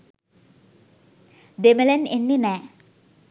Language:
Sinhala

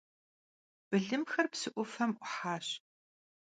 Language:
Kabardian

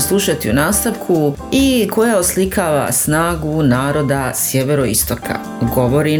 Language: Croatian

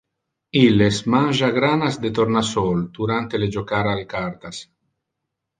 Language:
Interlingua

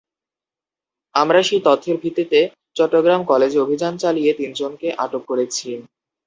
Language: Bangla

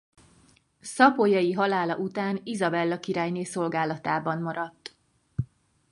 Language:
Hungarian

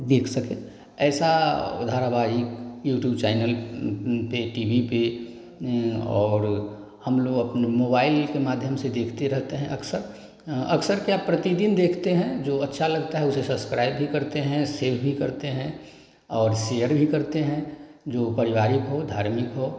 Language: Hindi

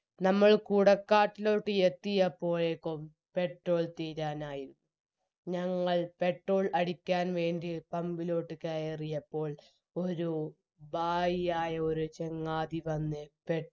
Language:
Malayalam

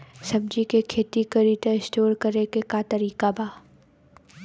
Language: Bhojpuri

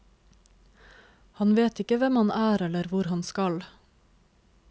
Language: Norwegian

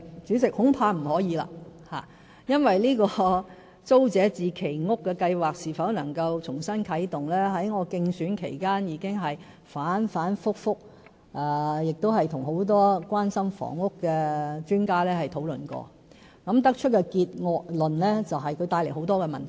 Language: Cantonese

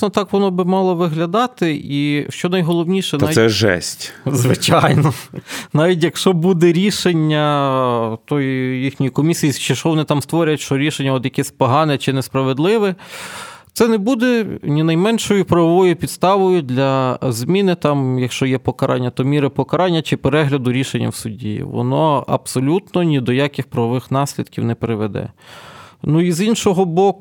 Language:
Ukrainian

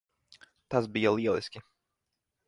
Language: Latvian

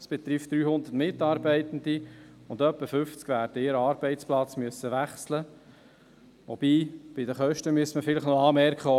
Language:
Swiss German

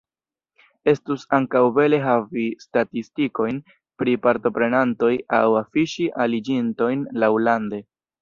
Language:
Esperanto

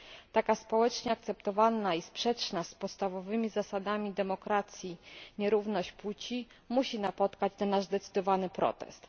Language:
Polish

